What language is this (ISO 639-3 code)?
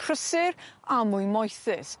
cym